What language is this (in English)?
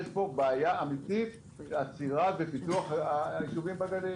Hebrew